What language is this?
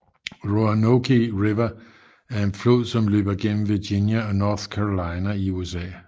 Danish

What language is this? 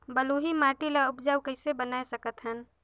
Chhattisgarhi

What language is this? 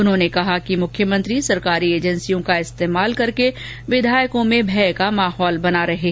Hindi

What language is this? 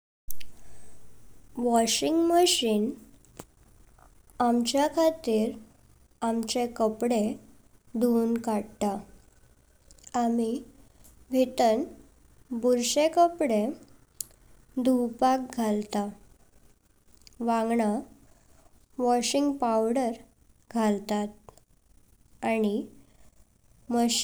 Konkani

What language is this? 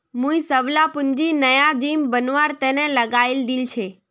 Magahi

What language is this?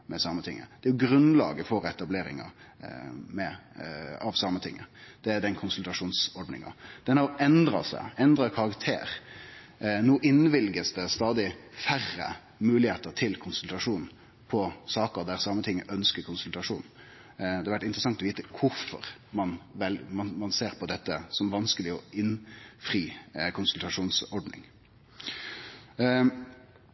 Norwegian Nynorsk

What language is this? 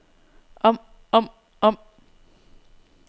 Danish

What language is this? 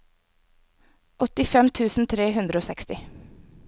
Norwegian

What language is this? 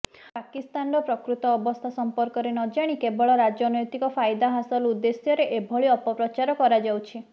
Odia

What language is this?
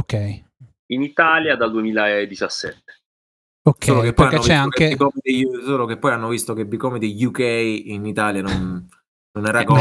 Italian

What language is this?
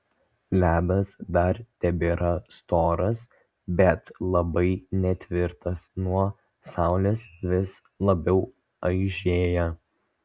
Lithuanian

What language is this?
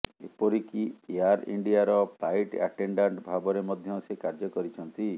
Odia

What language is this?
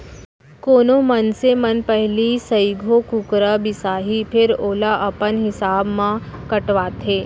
Chhattisgarhi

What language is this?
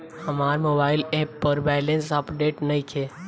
Bhojpuri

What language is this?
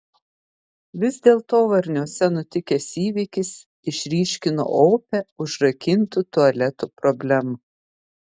Lithuanian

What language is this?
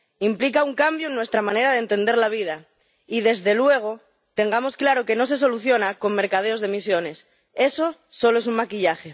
Spanish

